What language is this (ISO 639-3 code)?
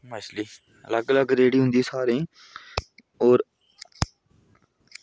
doi